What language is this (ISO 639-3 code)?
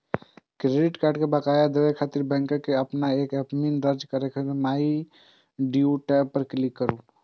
mai